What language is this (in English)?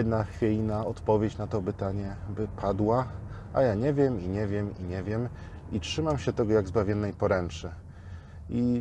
Polish